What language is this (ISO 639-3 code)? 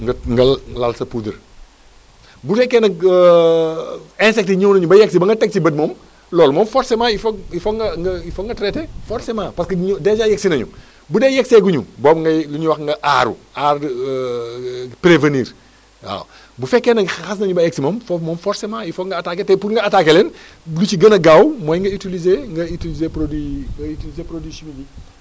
wol